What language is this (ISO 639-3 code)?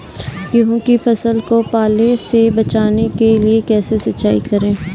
hin